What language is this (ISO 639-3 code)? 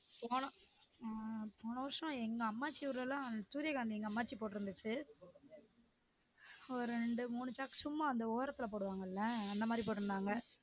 tam